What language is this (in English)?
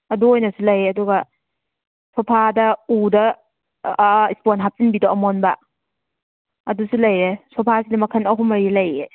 Manipuri